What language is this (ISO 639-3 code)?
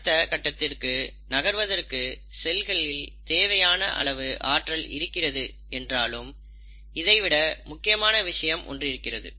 tam